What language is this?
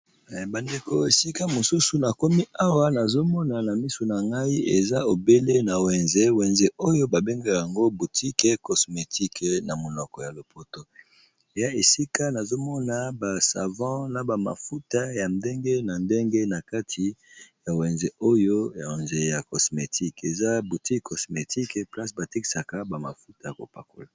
Lingala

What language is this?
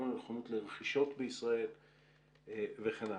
Hebrew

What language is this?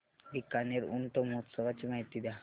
Marathi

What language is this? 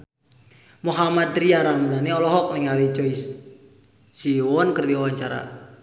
Sundanese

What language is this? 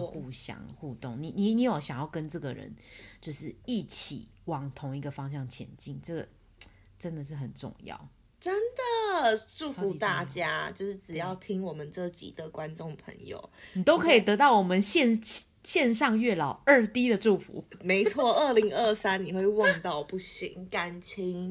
Chinese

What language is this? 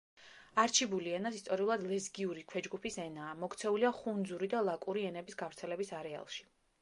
Georgian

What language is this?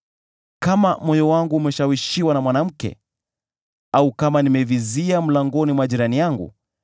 Swahili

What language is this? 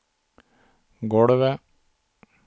Swedish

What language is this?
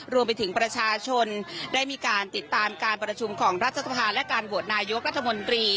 Thai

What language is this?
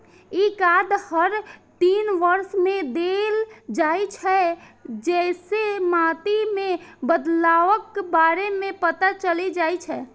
Maithili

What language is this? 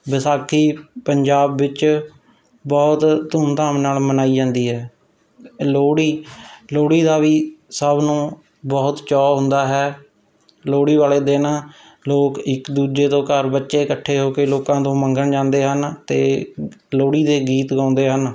Punjabi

